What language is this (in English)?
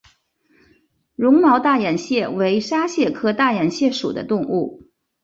Chinese